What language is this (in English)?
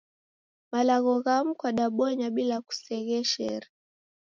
Taita